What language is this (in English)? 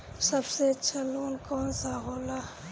Bhojpuri